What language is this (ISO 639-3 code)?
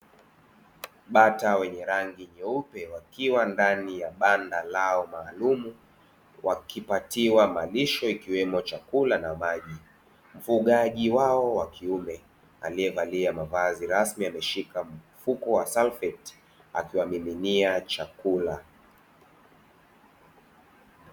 swa